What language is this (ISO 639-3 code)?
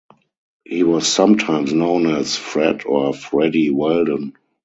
eng